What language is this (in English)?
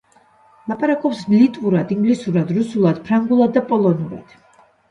Georgian